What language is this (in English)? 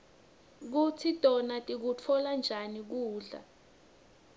Swati